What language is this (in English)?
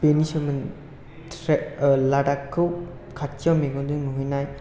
Bodo